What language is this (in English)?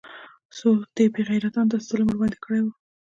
Pashto